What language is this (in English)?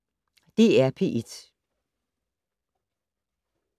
Danish